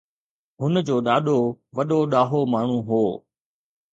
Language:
Sindhi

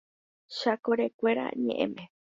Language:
Guarani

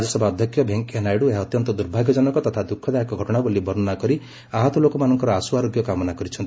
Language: Odia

